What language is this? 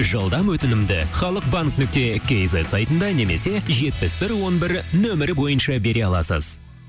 Kazakh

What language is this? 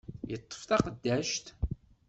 Kabyle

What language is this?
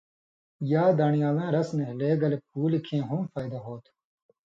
Indus Kohistani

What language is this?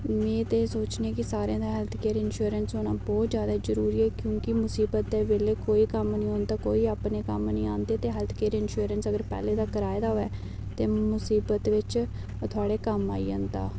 Dogri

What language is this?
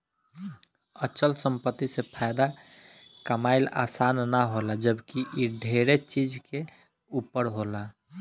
Bhojpuri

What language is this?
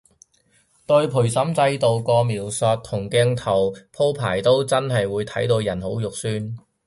Cantonese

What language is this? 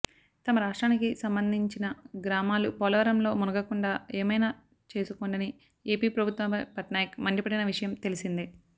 Telugu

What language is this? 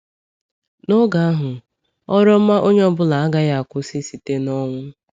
Igbo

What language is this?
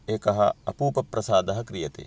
Sanskrit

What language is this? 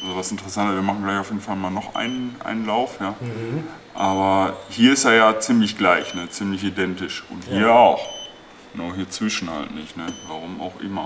German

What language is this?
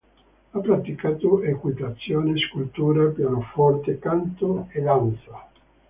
Italian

